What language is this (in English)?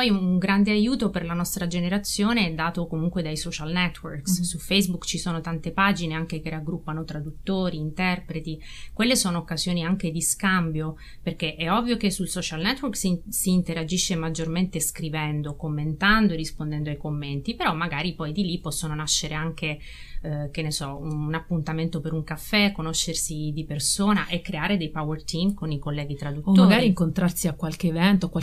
Italian